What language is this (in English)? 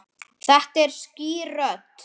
Icelandic